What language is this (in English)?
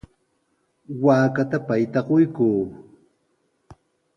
Sihuas Ancash Quechua